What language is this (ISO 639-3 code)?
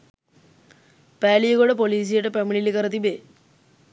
sin